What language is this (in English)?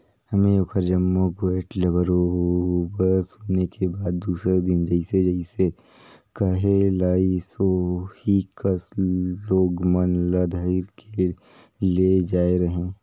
Chhattisgarhi